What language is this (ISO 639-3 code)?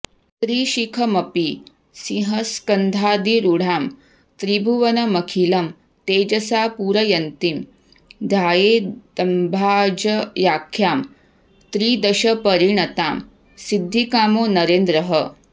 san